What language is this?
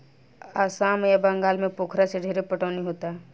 Bhojpuri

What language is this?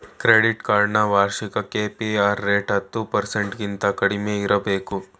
Kannada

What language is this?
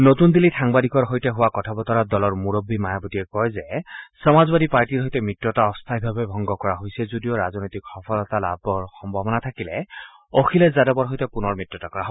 Assamese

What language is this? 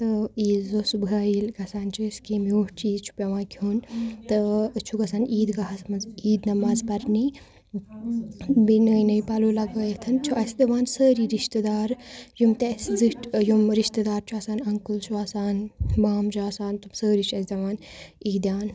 Kashmiri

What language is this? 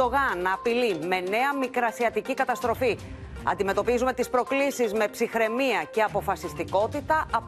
Greek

